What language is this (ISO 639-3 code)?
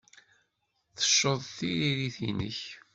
kab